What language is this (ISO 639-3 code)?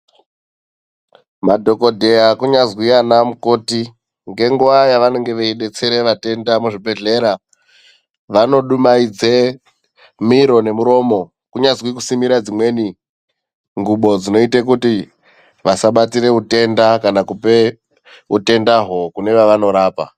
ndc